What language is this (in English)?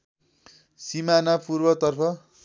Nepali